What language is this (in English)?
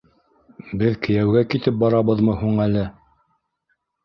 Bashkir